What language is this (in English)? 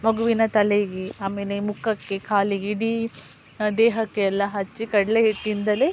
Kannada